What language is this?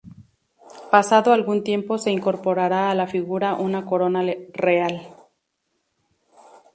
Spanish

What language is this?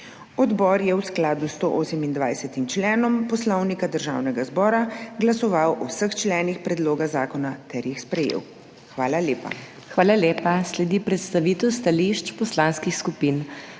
Slovenian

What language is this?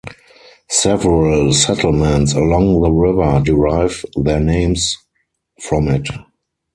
English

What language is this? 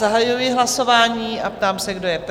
Czech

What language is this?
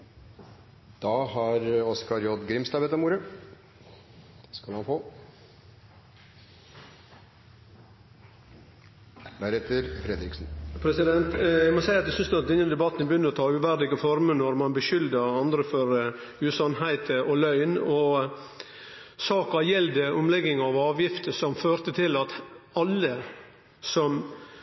Norwegian Nynorsk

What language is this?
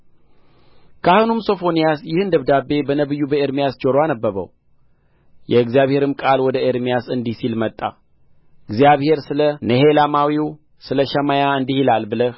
Amharic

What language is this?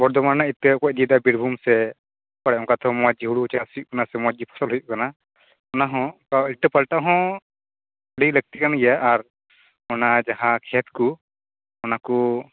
Santali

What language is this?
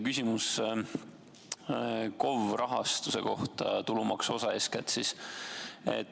Estonian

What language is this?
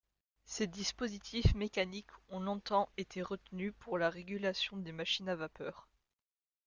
French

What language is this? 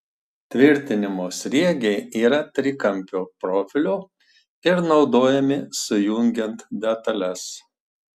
Lithuanian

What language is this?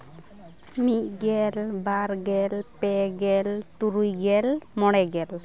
Santali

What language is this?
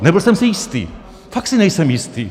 Czech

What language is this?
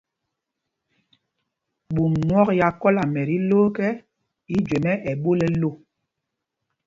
Mpumpong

